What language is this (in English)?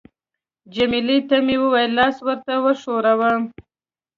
Pashto